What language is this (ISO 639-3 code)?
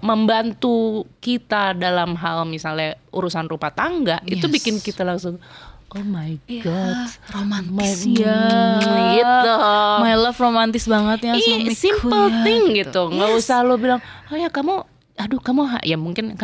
ind